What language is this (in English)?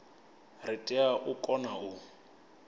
Venda